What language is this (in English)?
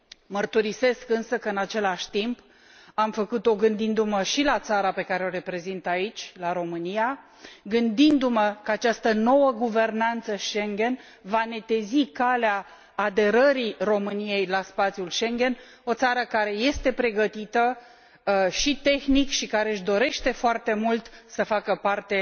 Romanian